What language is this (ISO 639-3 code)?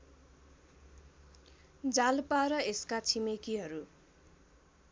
nep